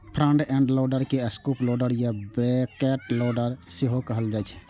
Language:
Maithili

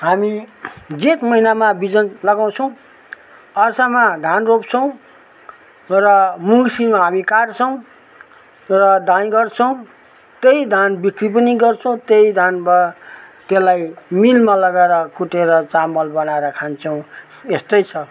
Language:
Nepali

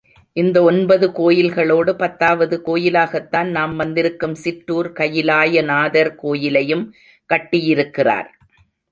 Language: Tamil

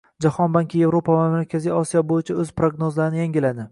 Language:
Uzbek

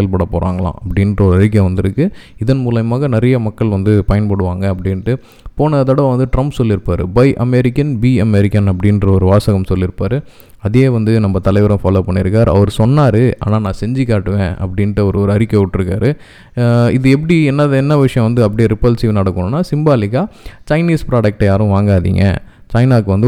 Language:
Tamil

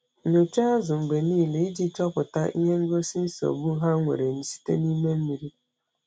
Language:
Igbo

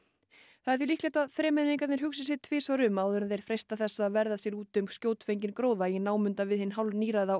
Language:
Icelandic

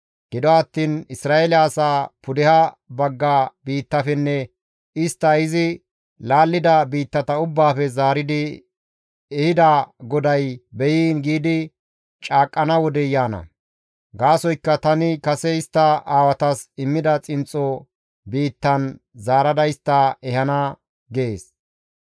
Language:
Gamo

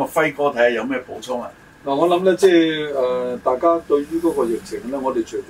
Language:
Chinese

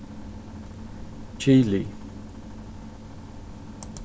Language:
Faroese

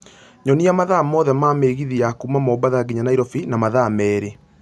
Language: Kikuyu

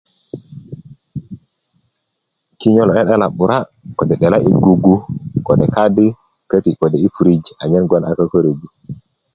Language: Kuku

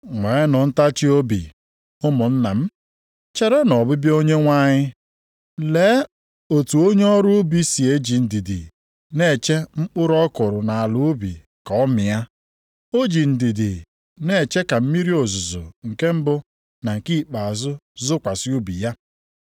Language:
Igbo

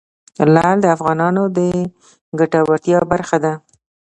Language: Pashto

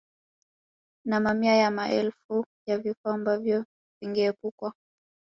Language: Swahili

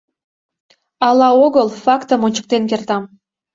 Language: Mari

